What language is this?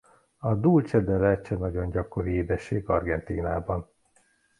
Hungarian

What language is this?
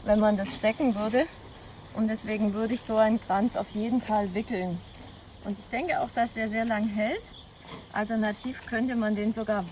German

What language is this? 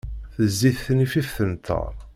Kabyle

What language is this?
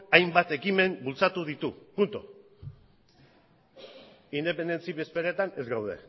Basque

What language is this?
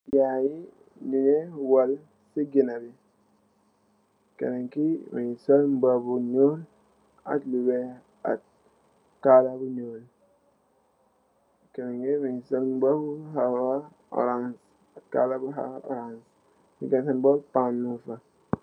Wolof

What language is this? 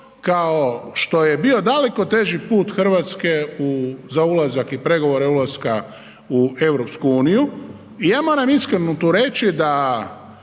Croatian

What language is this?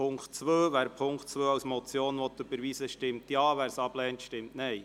Swiss German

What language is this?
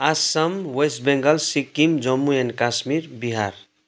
Nepali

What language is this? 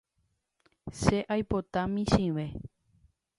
Guarani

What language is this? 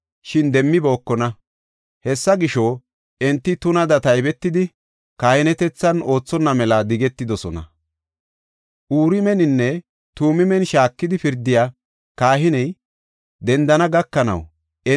Gofa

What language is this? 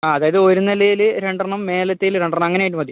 Malayalam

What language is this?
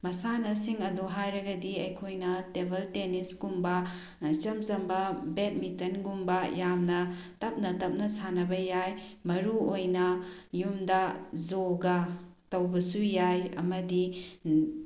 Manipuri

